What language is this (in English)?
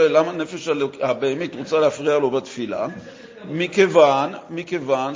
Hebrew